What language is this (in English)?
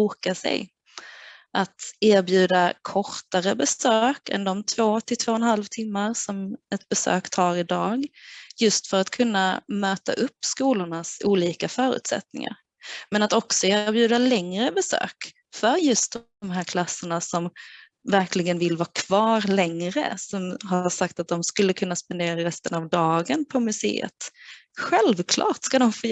Swedish